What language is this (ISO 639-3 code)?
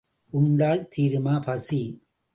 tam